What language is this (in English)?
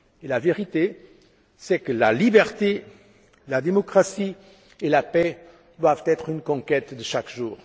French